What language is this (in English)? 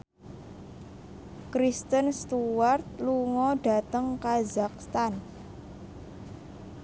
Javanese